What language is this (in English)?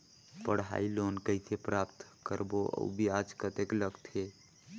Chhattisgarhi